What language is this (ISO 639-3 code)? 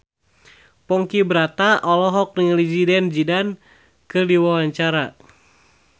sun